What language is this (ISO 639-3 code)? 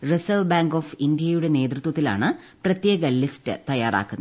mal